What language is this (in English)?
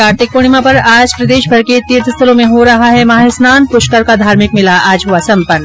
Hindi